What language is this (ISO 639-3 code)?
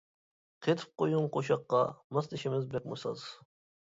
uig